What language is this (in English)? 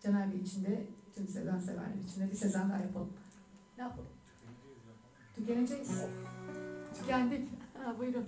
Turkish